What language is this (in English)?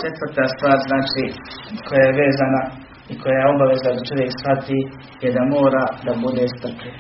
Croatian